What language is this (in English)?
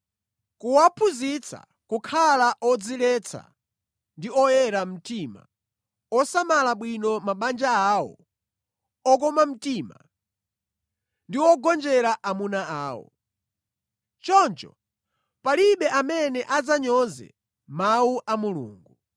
Nyanja